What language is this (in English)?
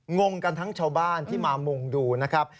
Thai